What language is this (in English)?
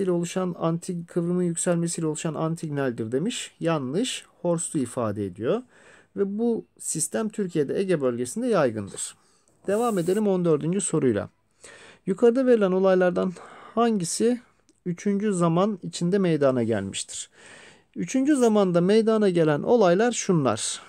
Turkish